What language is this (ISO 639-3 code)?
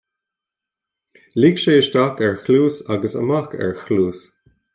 gle